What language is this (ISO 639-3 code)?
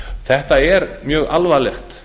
isl